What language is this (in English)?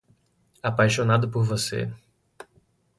Portuguese